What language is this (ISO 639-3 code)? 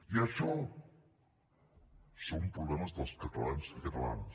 cat